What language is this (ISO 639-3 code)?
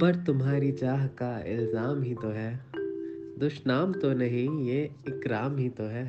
urd